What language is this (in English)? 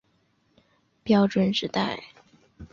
Chinese